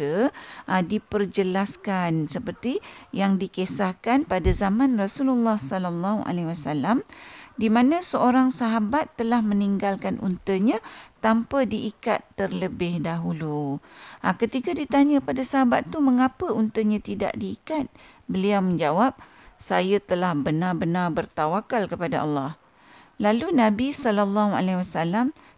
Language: Malay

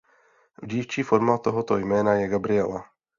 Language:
Czech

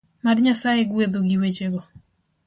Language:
Luo (Kenya and Tanzania)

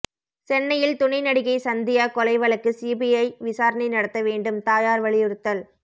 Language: Tamil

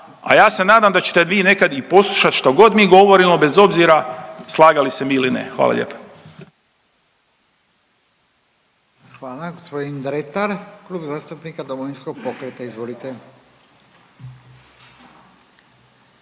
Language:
Croatian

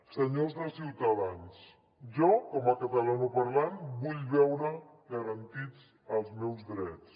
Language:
Catalan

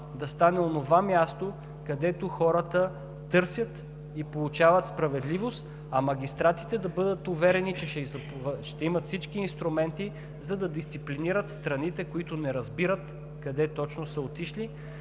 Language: Bulgarian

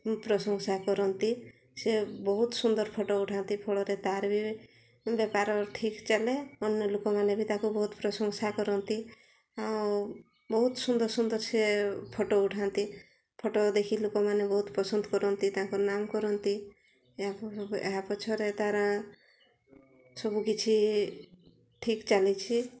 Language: Odia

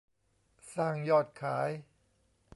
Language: Thai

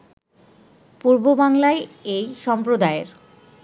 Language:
Bangla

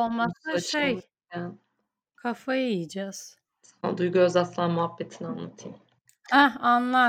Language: Turkish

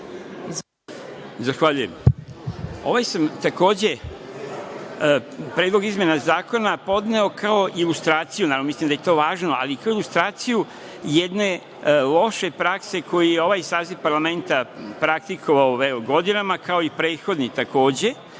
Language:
Serbian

